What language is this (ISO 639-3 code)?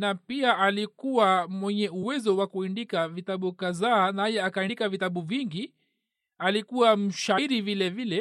swa